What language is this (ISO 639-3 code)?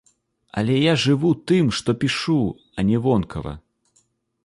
bel